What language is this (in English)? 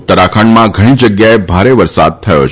Gujarati